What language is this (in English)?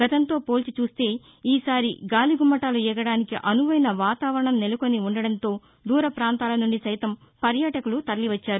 Telugu